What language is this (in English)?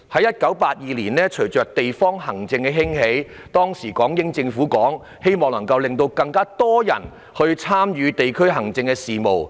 Cantonese